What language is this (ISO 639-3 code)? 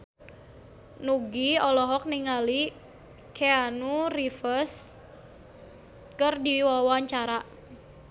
sun